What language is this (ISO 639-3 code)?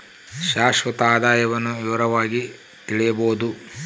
kan